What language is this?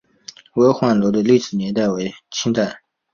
Chinese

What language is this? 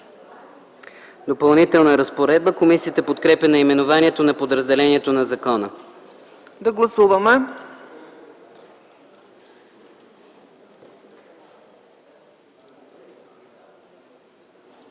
Bulgarian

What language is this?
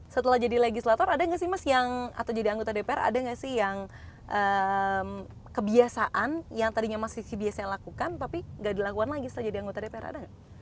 Indonesian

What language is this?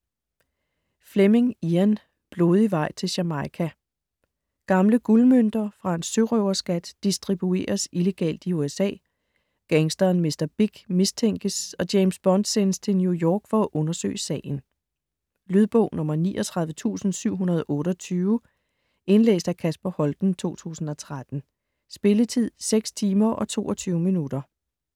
Danish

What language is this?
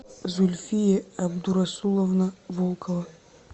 Russian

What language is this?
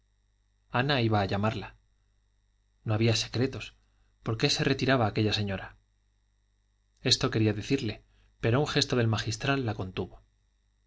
Spanish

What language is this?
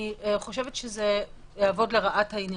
Hebrew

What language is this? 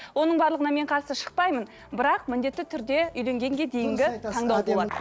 Kazakh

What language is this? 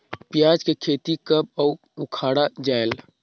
Chhattisgarhi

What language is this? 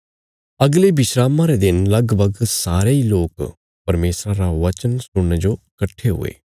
Bilaspuri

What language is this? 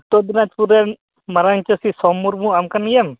Santali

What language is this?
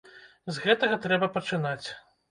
Belarusian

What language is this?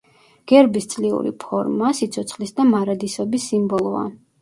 Georgian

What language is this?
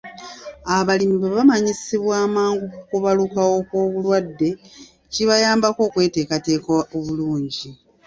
Ganda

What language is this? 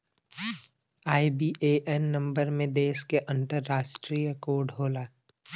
Bhojpuri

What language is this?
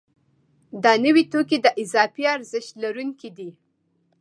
Pashto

